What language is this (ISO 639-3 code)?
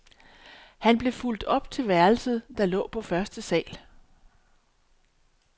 dan